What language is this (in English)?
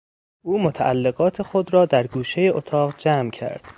Persian